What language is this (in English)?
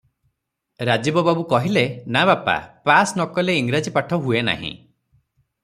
Odia